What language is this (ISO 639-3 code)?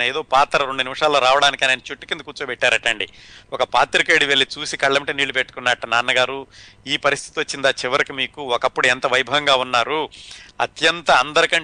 tel